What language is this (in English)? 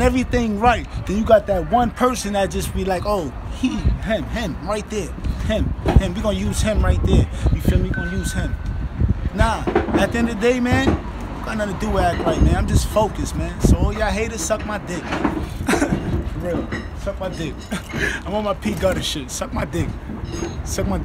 English